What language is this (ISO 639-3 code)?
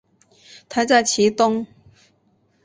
zho